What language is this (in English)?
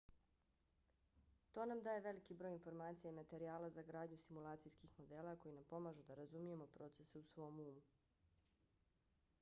Bosnian